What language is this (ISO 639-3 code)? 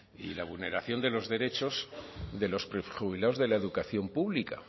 spa